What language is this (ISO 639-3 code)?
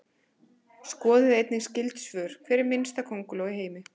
isl